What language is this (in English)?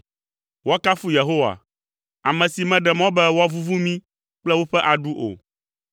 Ewe